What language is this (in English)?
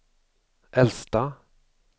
Swedish